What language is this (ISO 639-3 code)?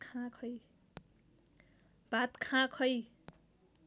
nep